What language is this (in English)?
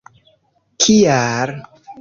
Esperanto